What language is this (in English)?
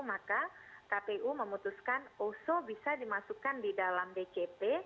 Indonesian